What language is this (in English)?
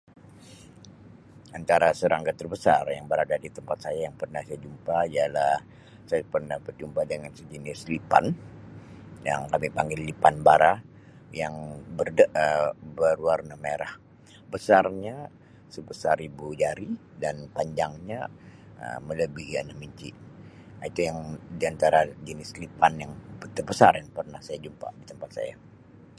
Sabah Malay